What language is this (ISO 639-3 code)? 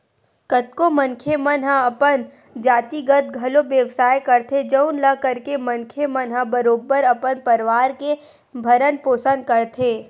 hne